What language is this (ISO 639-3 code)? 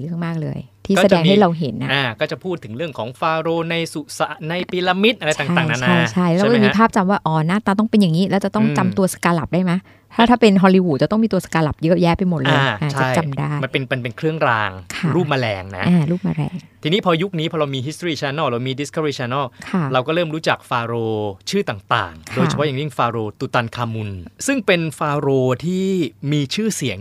tha